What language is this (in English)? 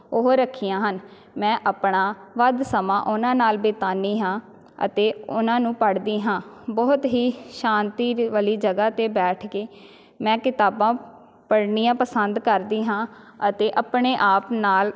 Punjabi